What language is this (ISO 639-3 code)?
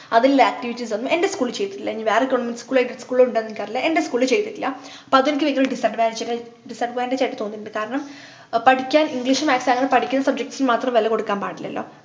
mal